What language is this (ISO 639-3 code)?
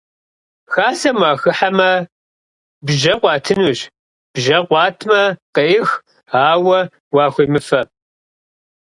kbd